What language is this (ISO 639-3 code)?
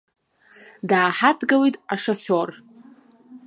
abk